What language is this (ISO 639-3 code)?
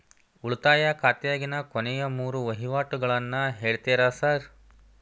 kan